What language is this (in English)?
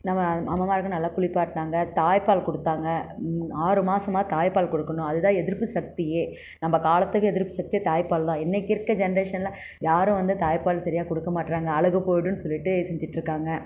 Tamil